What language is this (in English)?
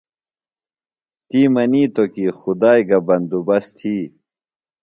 Phalura